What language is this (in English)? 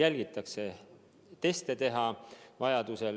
Estonian